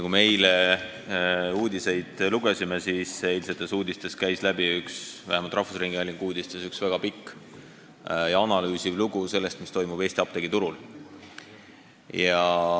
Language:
Estonian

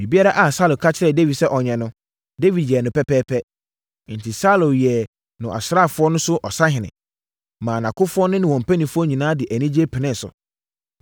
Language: Akan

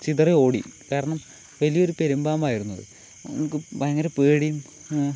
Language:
Malayalam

